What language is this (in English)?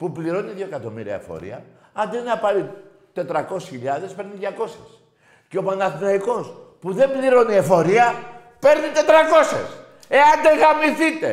Greek